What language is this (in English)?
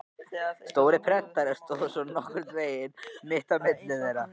Icelandic